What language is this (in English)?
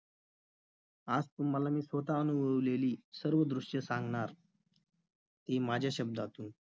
Marathi